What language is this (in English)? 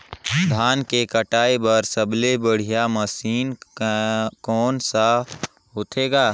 Chhattisgarhi